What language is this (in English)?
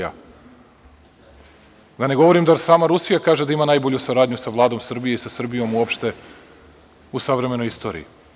Serbian